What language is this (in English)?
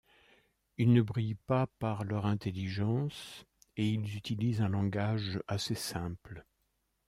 French